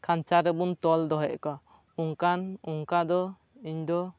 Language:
Santali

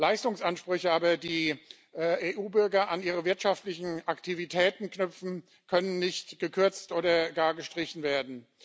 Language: German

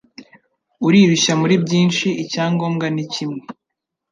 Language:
Kinyarwanda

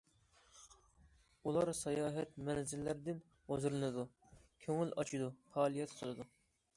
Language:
Uyghur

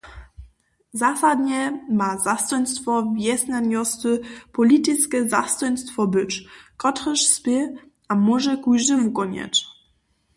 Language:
Upper Sorbian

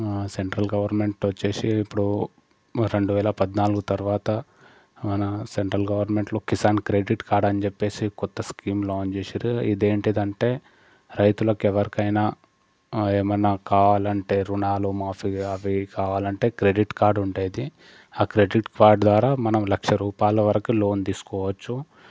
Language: Telugu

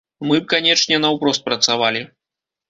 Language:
Belarusian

